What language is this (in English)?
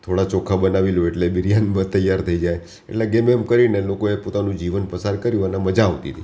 Gujarati